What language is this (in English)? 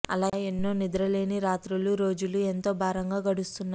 Telugu